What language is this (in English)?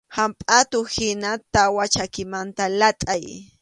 Arequipa-La Unión Quechua